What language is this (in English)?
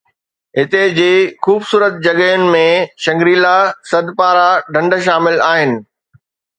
Sindhi